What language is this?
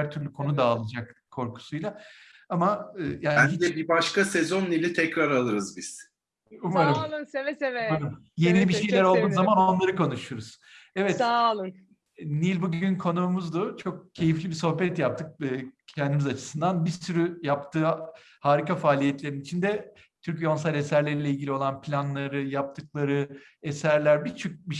Turkish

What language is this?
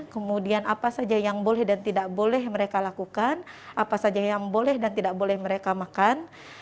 Indonesian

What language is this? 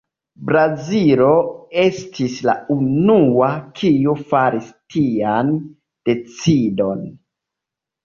Esperanto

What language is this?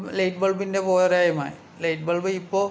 Malayalam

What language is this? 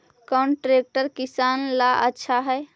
Magahi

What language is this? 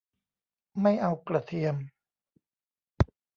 Thai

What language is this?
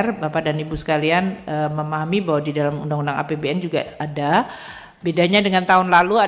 Indonesian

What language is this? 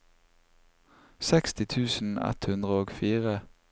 Norwegian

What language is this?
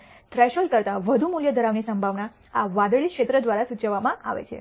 Gujarati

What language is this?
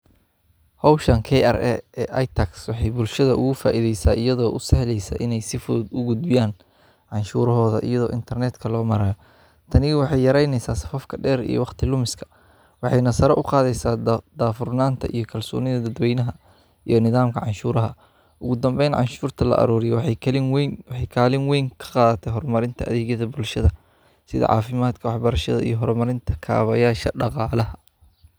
Somali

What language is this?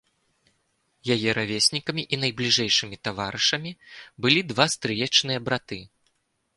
Belarusian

